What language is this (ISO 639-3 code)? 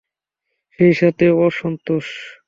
ben